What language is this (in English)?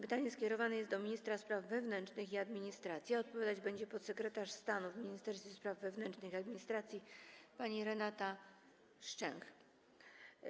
Polish